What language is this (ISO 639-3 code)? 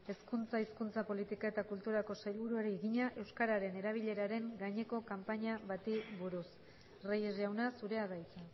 eus